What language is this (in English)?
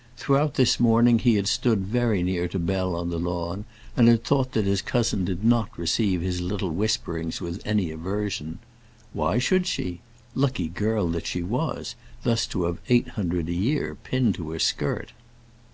English